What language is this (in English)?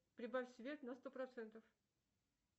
Russian